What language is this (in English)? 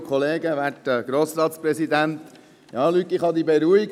Swiss German